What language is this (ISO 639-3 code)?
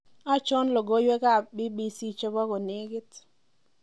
kln